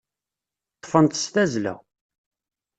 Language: Kabyle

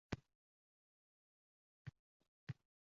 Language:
Uzbek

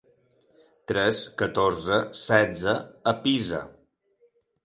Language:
Catalan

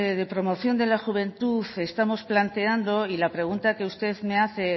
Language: Spanish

